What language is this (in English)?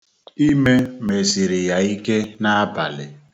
Igbo